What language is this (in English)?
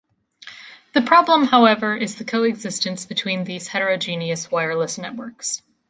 English